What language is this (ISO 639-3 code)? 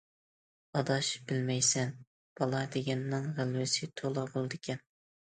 uig